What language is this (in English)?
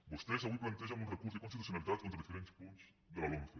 Catalan